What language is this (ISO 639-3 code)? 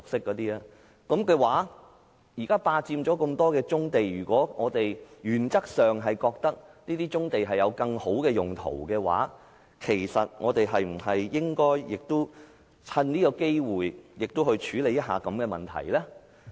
yue